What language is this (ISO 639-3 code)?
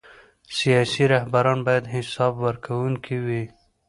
pus